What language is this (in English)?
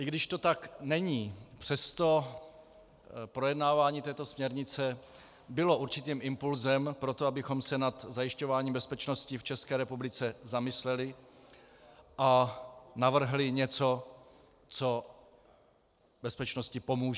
Czech